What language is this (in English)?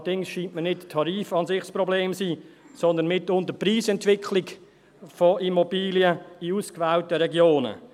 Swiss German